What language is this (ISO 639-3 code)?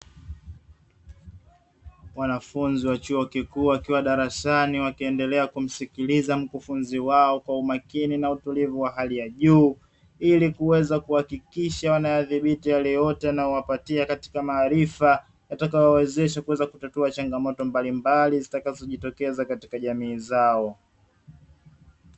swa